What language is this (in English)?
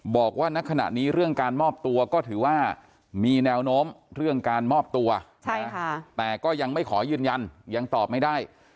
Thai